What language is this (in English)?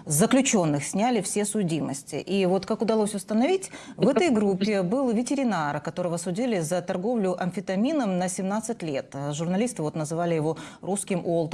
Russian